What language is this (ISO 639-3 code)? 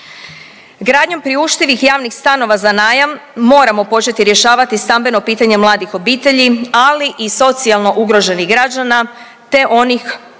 hrv